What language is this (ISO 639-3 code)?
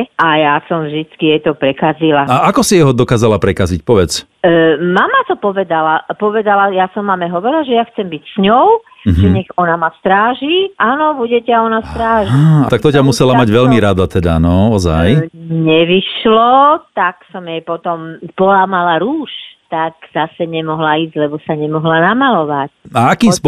slk